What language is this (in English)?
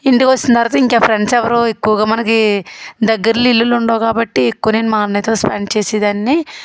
Telugu